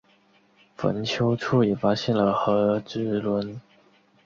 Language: Chinese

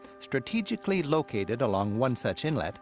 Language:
English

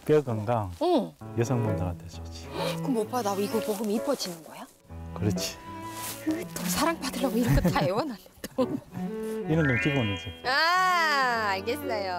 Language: Korean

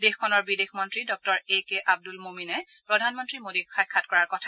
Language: Assamese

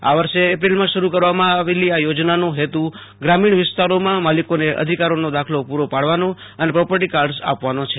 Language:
Gujarati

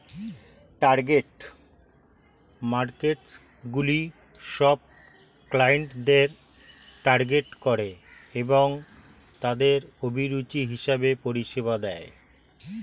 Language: Bangla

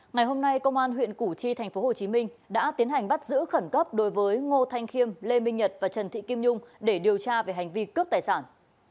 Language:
Vietnamese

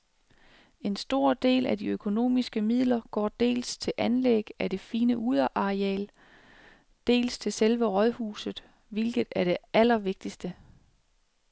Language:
Danish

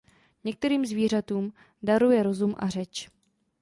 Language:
Czech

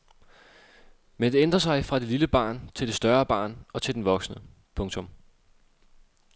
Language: Danish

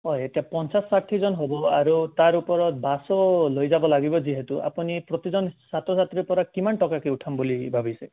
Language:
Assamese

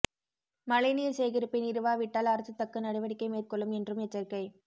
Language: Tamil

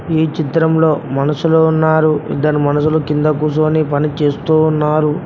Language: Telugu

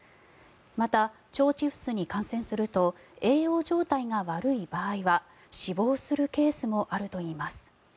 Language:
Japanese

